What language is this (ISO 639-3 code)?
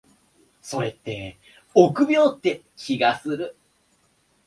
jpn